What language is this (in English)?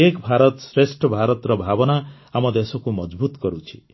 Odia